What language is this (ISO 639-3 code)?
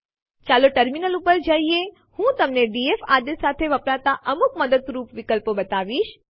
guj